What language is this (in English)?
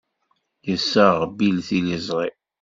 Kabyle